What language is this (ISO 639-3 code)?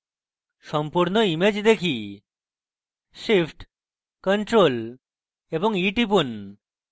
ben